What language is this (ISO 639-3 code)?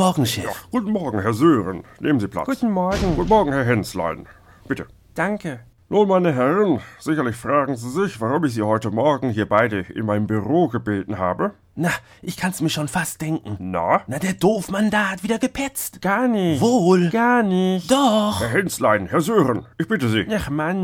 deu